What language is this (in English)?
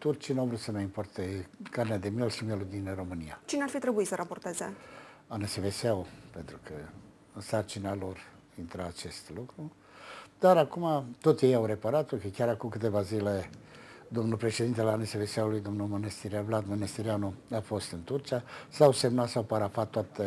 Romanian